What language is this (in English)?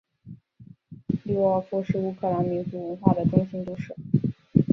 Chinese